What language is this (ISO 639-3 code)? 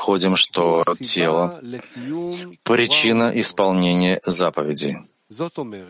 rus